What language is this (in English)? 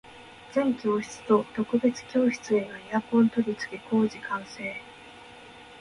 Japanese